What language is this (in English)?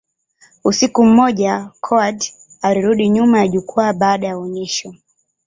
Swahili